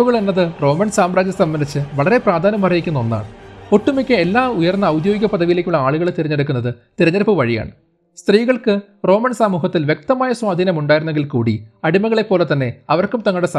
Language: Malayalam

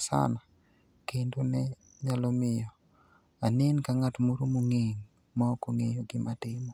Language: Luo (Kenya and Tanzania)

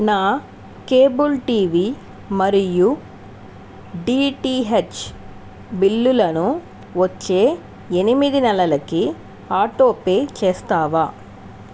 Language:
Telugu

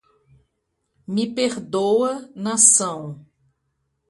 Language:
Portuguese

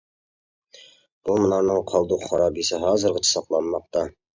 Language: Uyghur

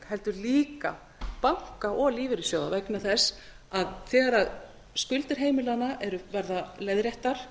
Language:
Icelandic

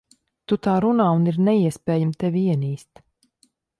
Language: Latvian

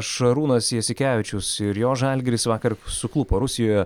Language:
Lithuanian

